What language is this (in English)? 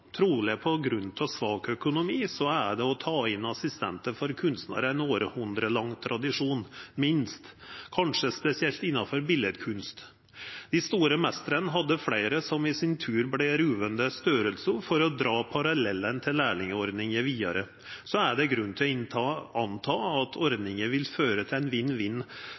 Norwegian Nynorsk